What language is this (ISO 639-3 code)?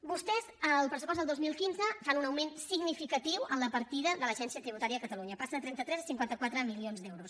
cat